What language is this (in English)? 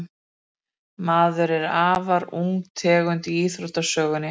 Icelandic